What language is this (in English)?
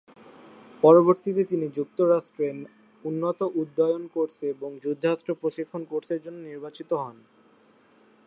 Bangla